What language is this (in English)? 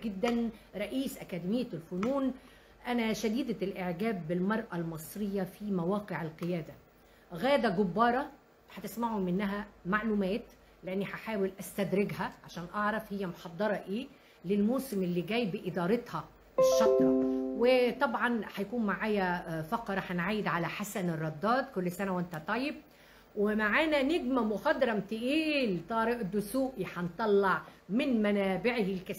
Arabic